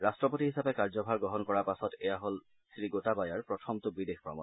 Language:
Assamese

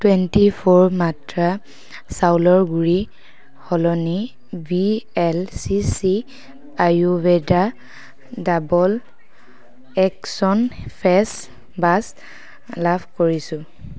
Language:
Assamese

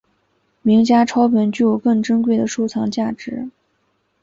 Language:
Chinese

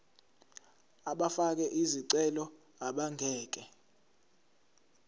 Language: Zulu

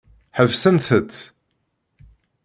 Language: Kabyle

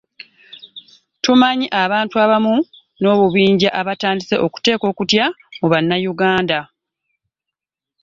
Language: Ganda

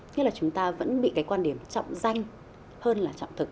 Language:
Vietnamese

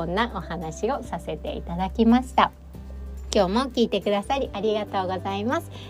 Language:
Japanese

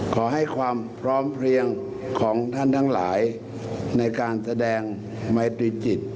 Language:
Thai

